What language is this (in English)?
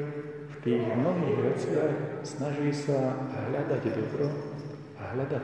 Slovak